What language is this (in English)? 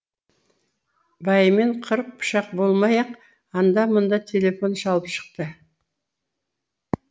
Kazakh